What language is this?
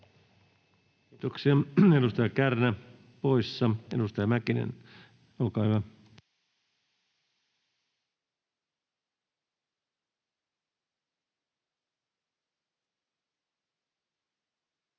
Finnish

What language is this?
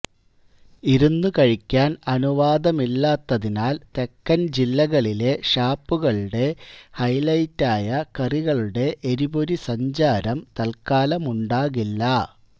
Malayalam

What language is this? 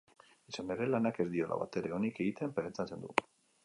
Basque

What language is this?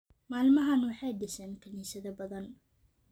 Somali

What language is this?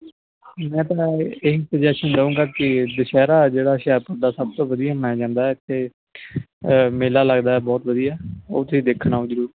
Punjabi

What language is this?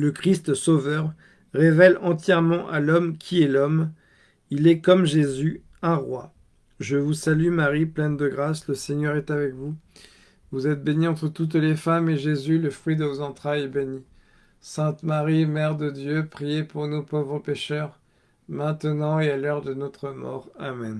French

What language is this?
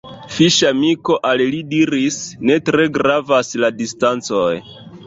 Esperanto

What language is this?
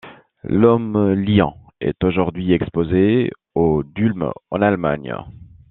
French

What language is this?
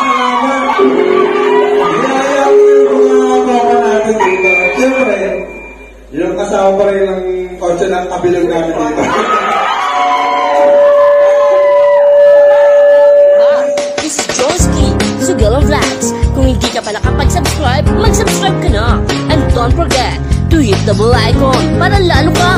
Arabic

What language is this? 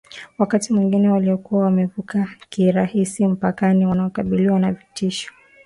Swahili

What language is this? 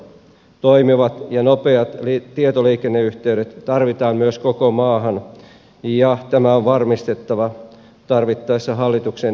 Finnish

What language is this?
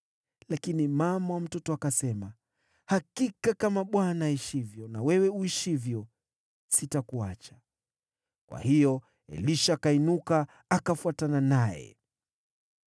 Swahili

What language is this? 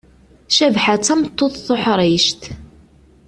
Kabyle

